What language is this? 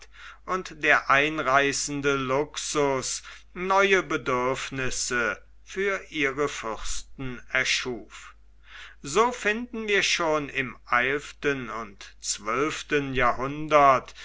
German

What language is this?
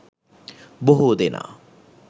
Sinhala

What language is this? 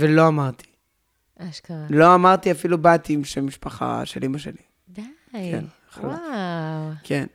Hebrew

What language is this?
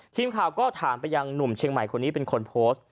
Thai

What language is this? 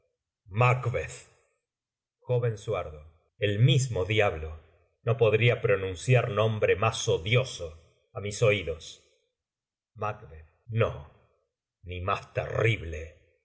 Spanish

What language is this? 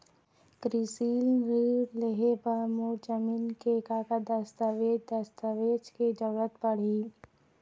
Chhattisgarhi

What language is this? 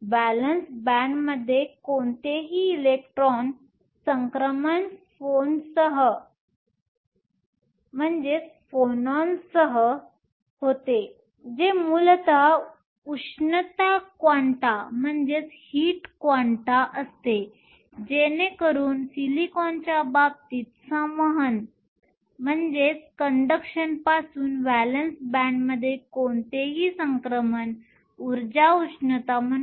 Marathi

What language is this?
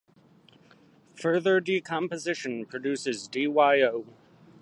English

